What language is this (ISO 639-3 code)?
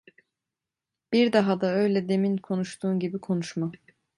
tur